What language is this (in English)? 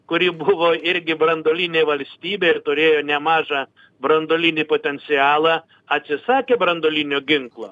Lithuanian